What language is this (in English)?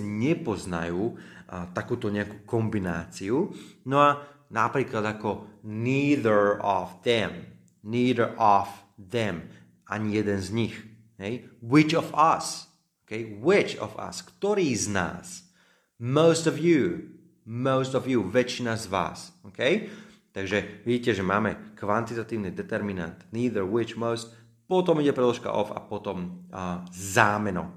Slovak